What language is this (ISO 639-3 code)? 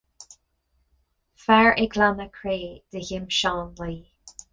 gle